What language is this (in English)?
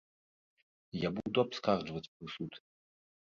Belarusian